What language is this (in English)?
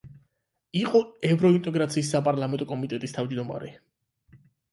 Georgian